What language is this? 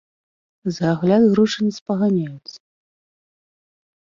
Belarusian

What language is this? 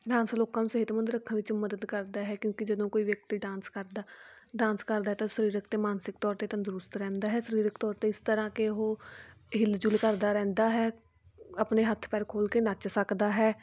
Punjabi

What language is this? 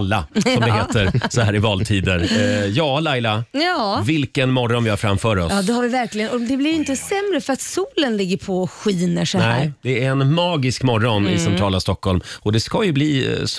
Swedish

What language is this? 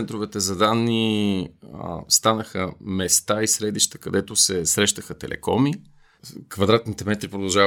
Bulgarian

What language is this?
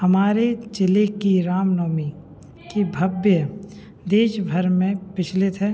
Hindi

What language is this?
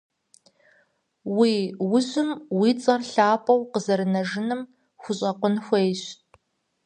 Kabardian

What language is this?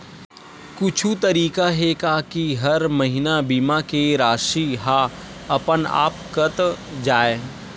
Chhattisgarhi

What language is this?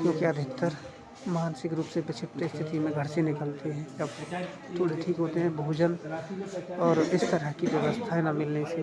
Hindi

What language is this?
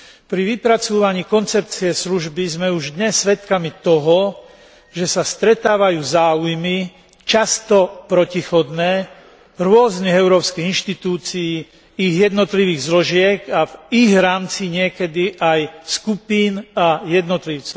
Slovak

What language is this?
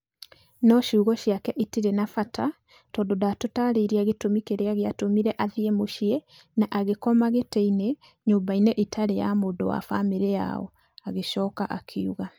Kikuyu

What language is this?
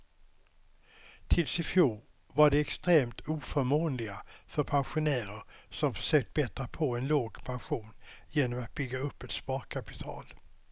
Swedish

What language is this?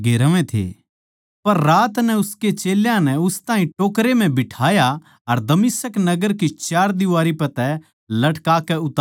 Haryanvi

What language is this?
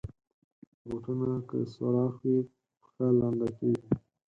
Pashto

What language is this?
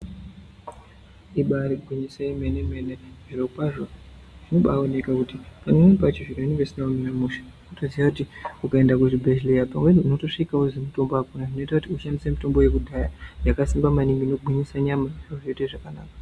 Ndau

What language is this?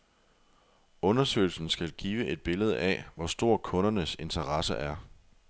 Danish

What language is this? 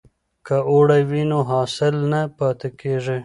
Pashto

